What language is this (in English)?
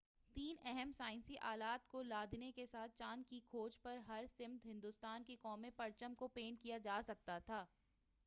Urdu